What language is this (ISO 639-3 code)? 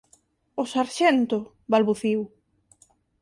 glg